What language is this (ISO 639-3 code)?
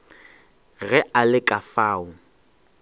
nso